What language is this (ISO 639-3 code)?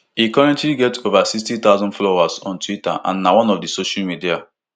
pcm